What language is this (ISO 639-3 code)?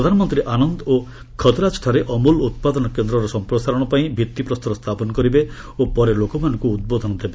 ori